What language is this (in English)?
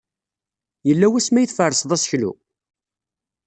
Kabyle